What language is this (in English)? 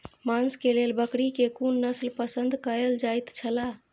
Maithili